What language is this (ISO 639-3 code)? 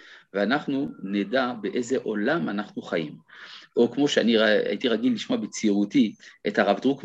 heb